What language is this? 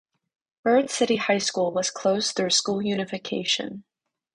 English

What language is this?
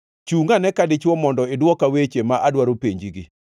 Luo (Kenya and Tanzania)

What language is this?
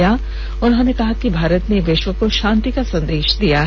Hindi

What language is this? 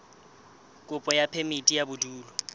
Southern Sotho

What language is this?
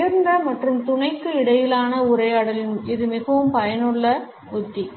Tamil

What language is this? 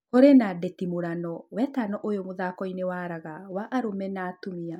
Kikuyu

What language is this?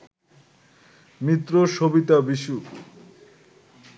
Bangla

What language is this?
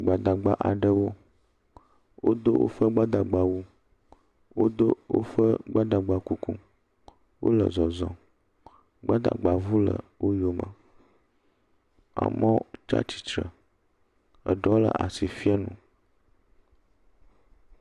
Ewe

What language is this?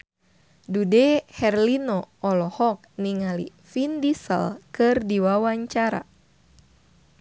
Sundanese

